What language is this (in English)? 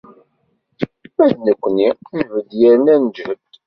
Kabyle